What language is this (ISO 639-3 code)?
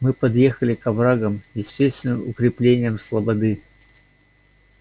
rus